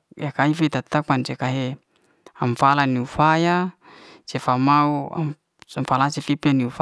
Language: Liana-Seti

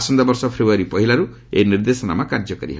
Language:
Odia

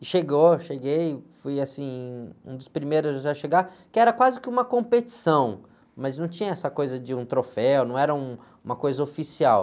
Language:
Portuguese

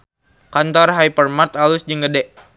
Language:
Sundanese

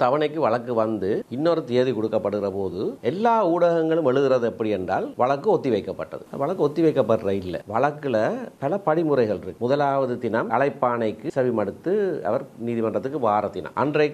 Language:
Korean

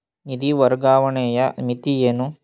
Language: Kannada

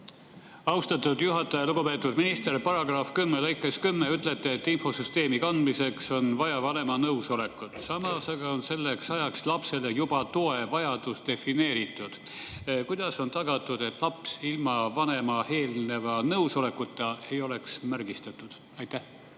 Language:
Estonian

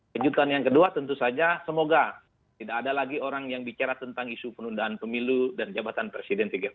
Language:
Indonesian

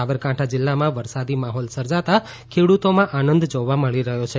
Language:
Gujarati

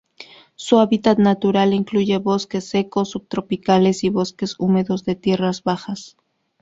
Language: Spanish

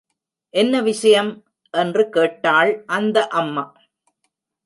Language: Tamil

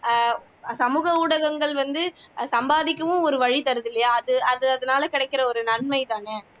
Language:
Tamil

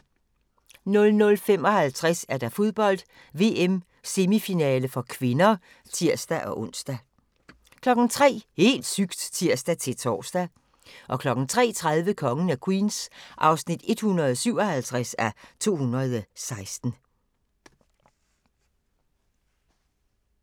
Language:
Danish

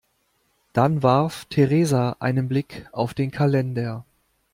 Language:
German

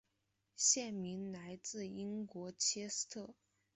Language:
Chinese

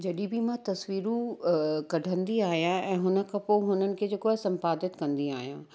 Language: Sindhi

